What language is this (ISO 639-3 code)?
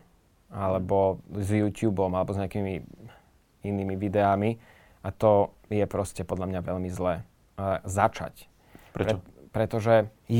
slk